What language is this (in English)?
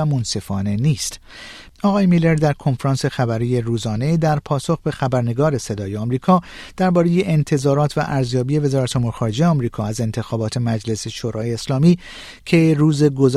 Persian